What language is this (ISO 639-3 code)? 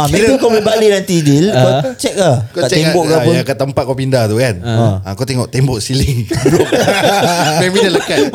msa